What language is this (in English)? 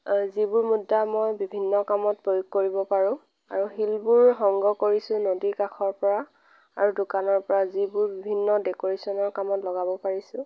Assamese